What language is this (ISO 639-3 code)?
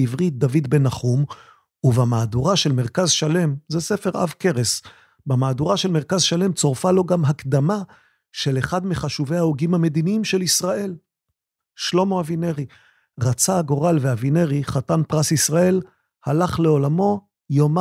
heb